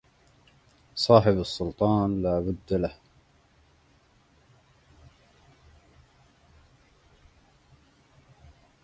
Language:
Arabic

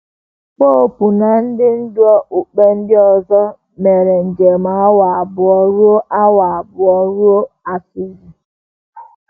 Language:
Igbo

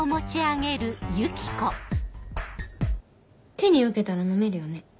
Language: Japanese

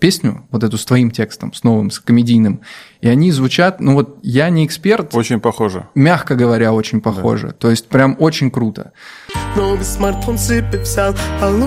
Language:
Russian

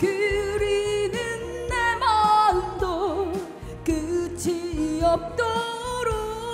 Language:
Korean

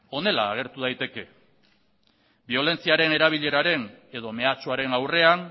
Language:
Basque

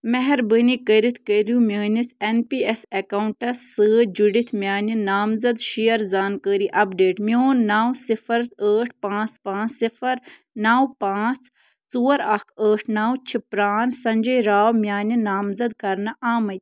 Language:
Kashmiri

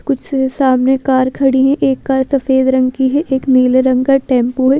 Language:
Hindi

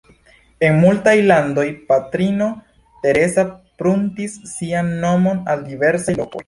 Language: Esperanto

